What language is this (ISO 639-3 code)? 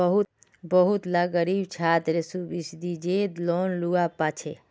mag